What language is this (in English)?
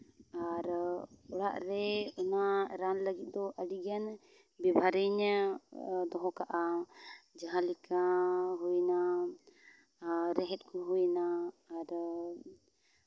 Santali